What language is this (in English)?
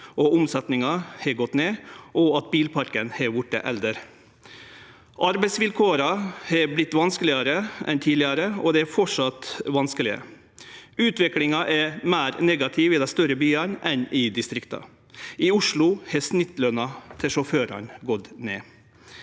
Norwegian